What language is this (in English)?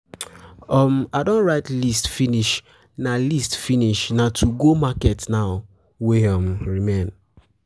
Nigerian Pidgin